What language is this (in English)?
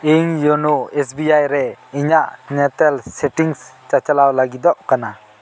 Santali